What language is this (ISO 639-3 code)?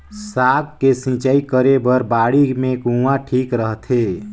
hne